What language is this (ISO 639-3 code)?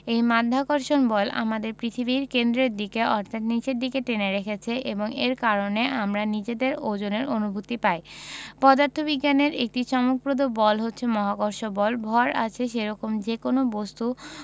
ben